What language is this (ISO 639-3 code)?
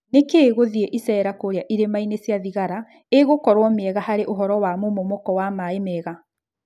kik